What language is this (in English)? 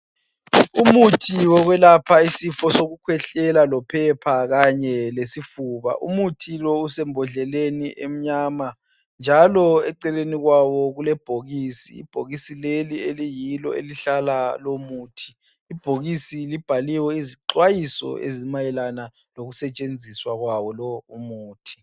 North Ndebele